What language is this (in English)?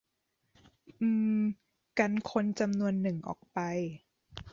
Thai